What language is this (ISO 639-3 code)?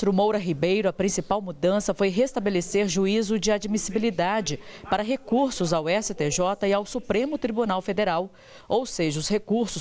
por